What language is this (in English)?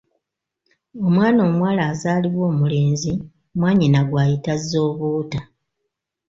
Ganda